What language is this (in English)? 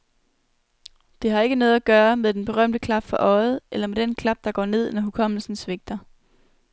Danish